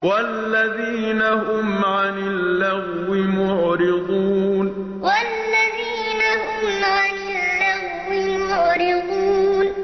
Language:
Arabic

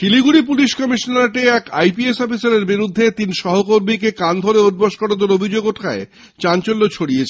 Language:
Bangla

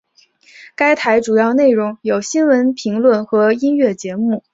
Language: Chinese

